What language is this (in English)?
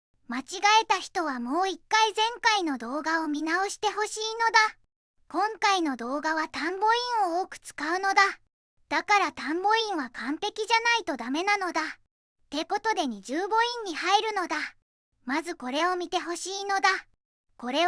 Japanese